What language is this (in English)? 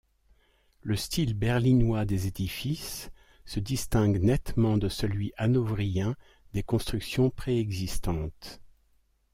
French